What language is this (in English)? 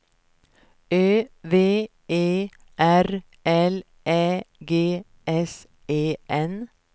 Swedish